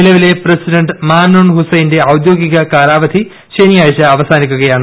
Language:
Malayalam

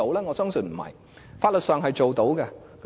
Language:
Cantonese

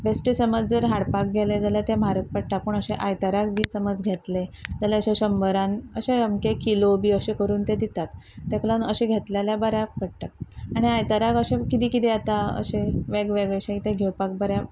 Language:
Konkani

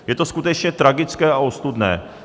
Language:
Czech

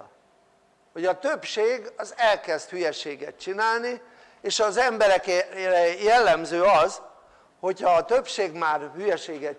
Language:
Hungarian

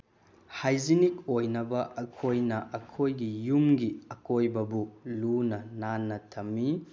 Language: Manipuri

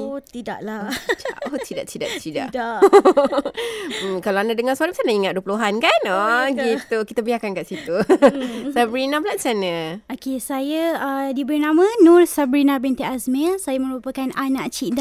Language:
Malay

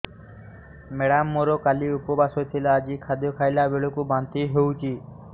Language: Odia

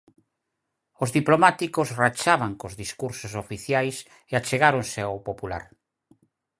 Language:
Galician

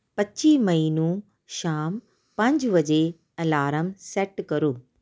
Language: Punjabi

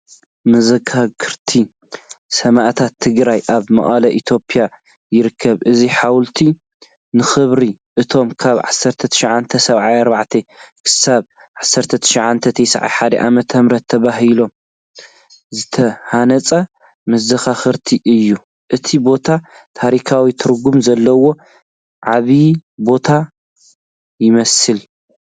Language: Tigrinya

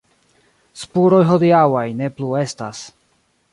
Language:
Esperanto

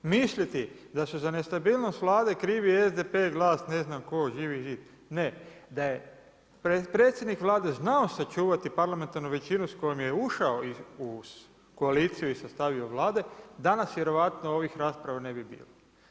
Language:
Croatian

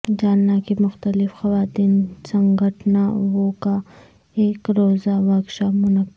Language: Urdu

